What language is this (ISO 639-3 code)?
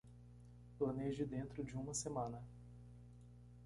por